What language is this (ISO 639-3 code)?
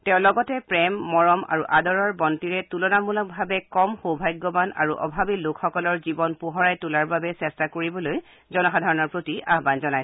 asm